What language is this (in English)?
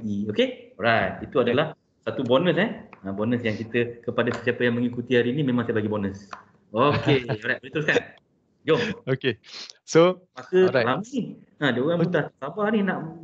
Malay